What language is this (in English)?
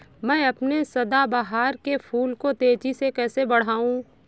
Hindi